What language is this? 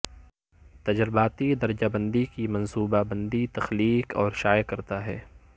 Urdu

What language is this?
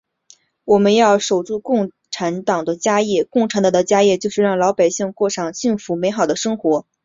Chinese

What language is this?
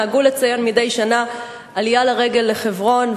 Hebrew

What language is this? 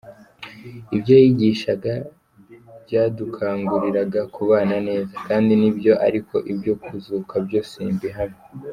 Kinyarwanda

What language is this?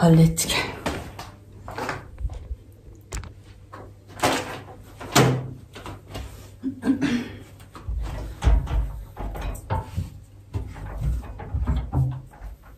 Turkish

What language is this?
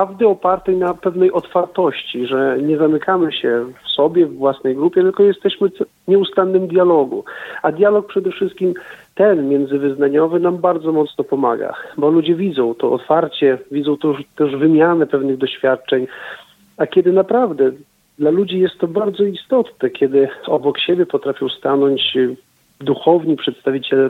Polish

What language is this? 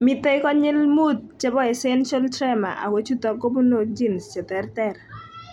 Kalenjin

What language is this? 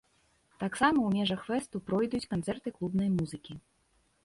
Belarusian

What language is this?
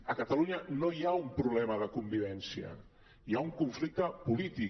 Catalan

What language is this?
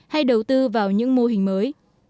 Vietnamese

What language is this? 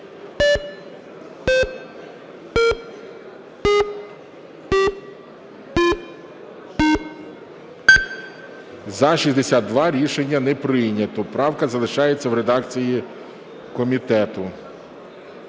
Ukrainian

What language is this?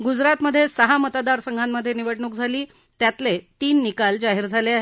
Marathi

